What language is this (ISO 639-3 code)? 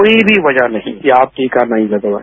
hin